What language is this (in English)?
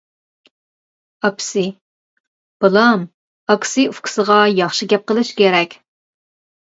Uyghur